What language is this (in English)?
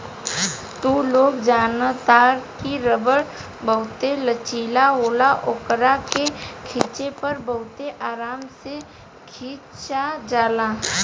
Bhojpuri